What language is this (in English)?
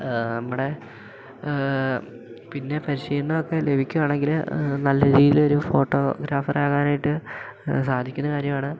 Malayalam